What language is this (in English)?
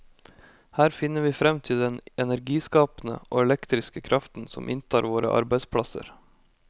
Norwegian